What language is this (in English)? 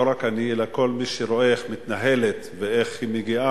Hebrew